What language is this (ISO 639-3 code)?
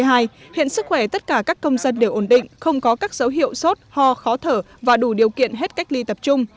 vie